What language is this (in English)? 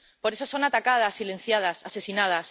Spanish